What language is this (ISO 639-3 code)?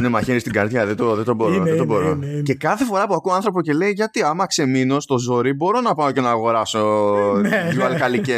ell